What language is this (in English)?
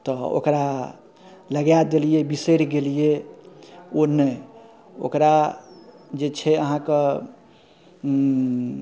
Maithili